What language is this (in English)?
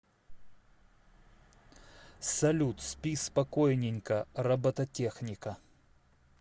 Russian